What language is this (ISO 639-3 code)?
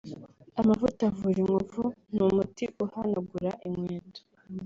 kin